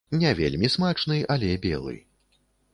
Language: Belarusian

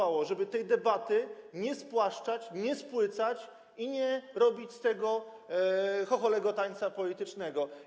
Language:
Polish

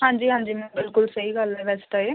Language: Punjabi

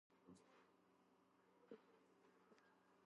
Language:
Georgian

